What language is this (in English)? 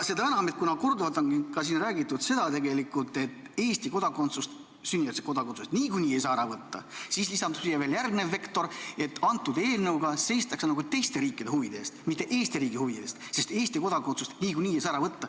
Estonian